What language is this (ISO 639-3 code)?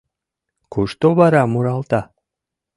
chm